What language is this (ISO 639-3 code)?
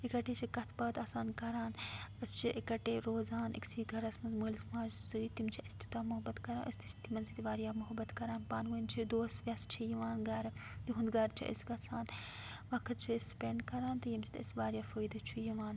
kas